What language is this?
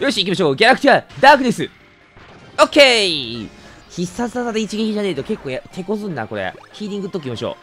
Japanese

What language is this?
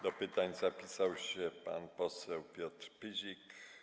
Polish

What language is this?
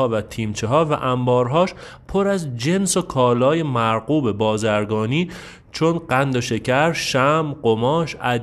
Persian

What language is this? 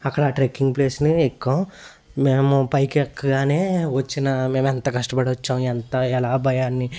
Telugu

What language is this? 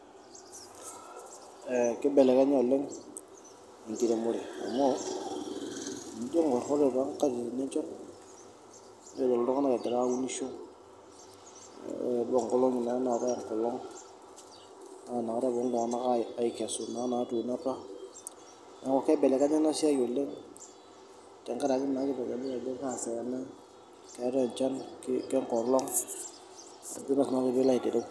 Masai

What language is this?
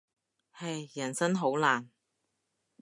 Cantonese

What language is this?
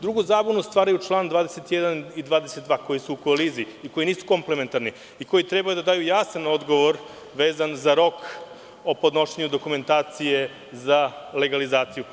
Serbian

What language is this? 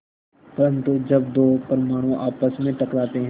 Hindi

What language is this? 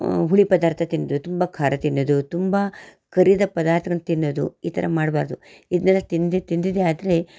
Kannada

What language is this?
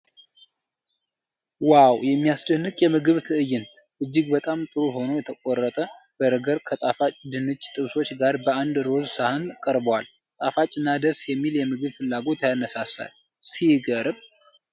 Amharic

